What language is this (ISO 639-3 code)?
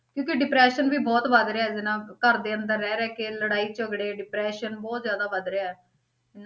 pan